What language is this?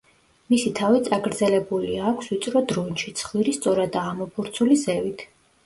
Georgian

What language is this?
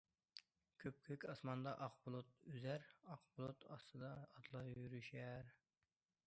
Uyghur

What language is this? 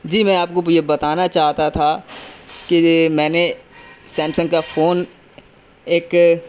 Urdu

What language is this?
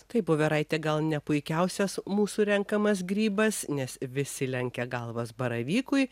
Lithuanian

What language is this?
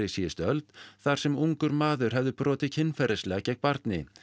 Icelandic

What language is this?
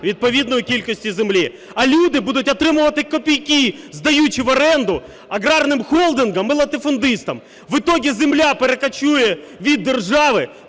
Ukrainian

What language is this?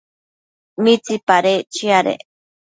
Matsés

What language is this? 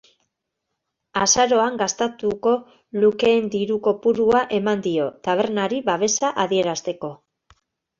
Basque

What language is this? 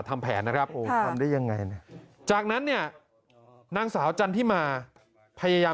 Thai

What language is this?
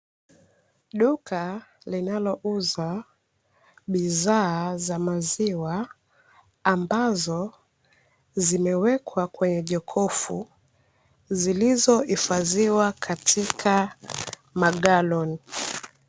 Swahili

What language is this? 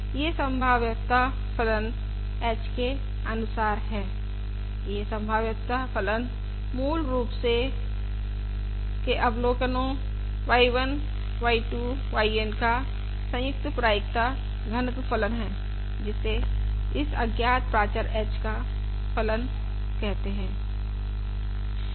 Hindi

